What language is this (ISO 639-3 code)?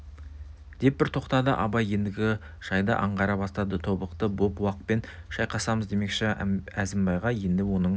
kaz